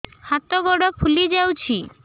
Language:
Odia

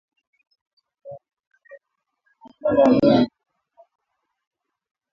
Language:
Swahili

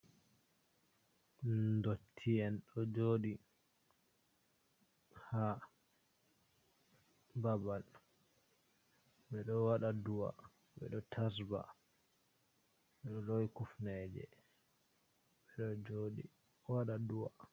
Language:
Fula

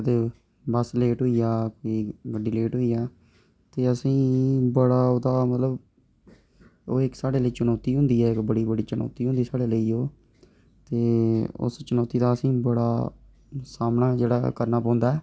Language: Dogri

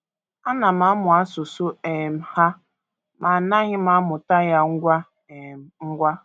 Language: Igbo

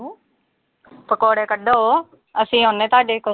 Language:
Punjabi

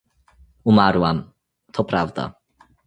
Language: Polish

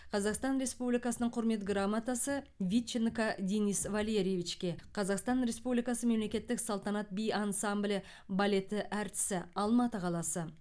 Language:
Kazakh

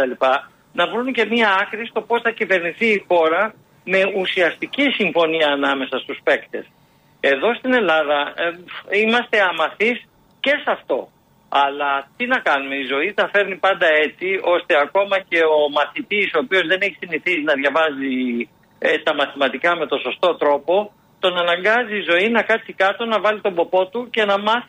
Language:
Greek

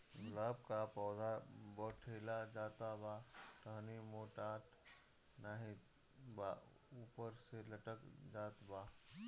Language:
Bhojpuri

